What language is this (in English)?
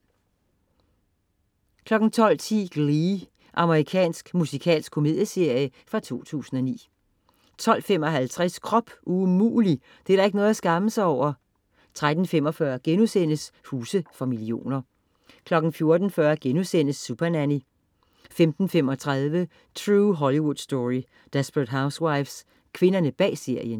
Danish